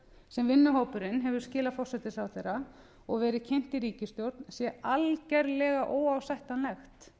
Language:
Icelandic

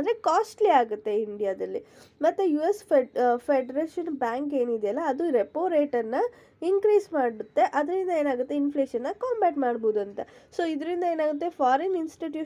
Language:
English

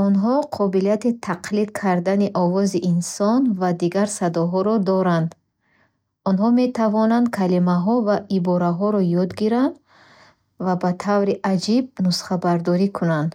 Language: Bukharic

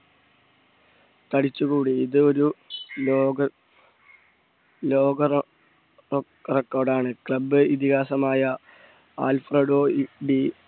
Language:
Malayalam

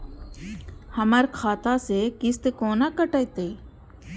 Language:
Maithili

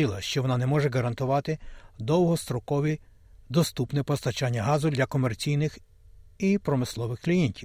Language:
Ukrainian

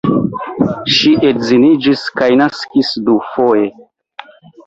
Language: Esperanto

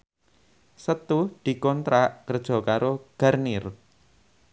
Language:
Javanese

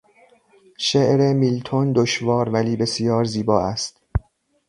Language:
Persian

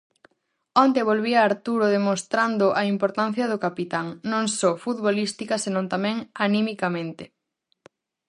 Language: Galician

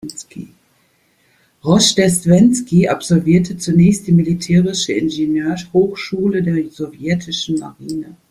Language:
German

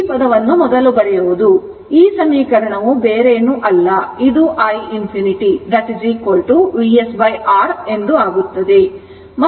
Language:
Kannada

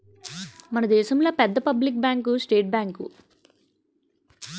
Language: Telugu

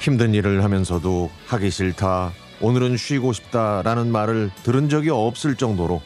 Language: Korean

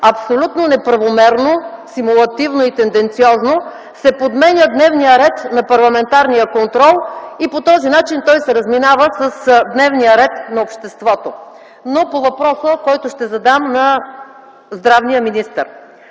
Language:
Bulgarian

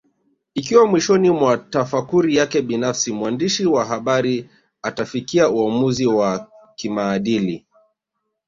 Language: Swahili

